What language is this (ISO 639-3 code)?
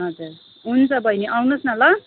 nep